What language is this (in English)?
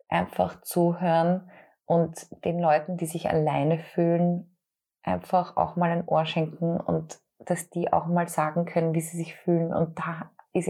German